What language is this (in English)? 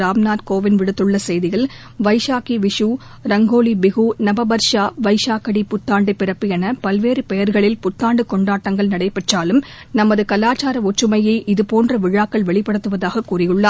Tamil